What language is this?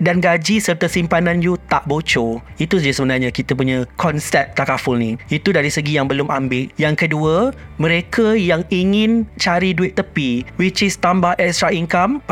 Malay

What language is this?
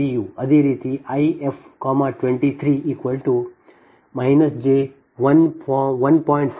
Kannada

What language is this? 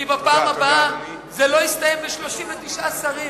Hebrew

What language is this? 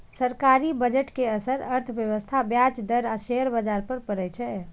Maithili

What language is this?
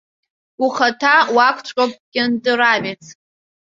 Abkhazian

